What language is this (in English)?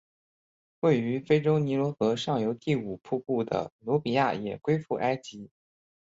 Chinese